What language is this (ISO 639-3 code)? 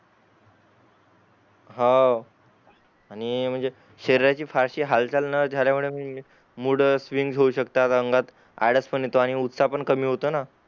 mar